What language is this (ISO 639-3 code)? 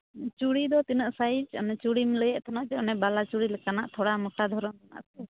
sat